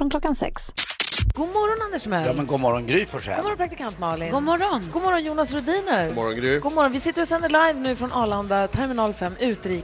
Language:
Swedish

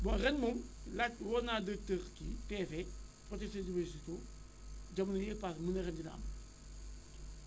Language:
Wolof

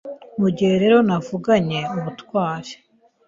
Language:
Kinyarwanda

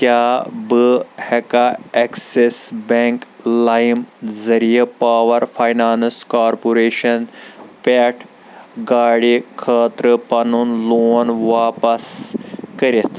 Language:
Kashmiri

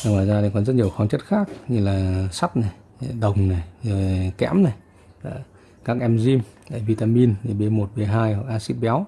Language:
Vietnamese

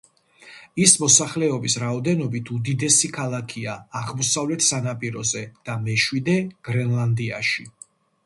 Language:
Georgian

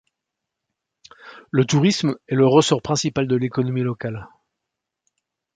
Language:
French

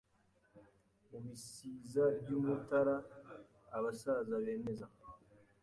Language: Kinyarwanda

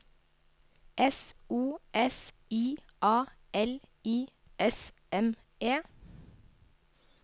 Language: Norwegian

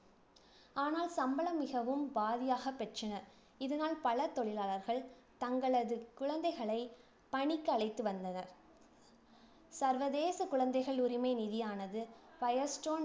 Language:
Tamil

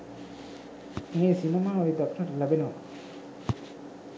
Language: Sinhala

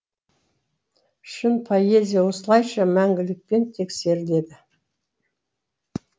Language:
Kazakh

